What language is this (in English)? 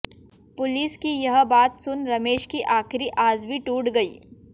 Hindi